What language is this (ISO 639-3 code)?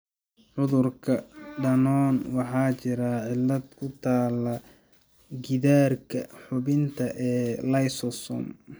som